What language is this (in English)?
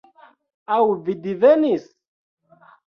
Esperanto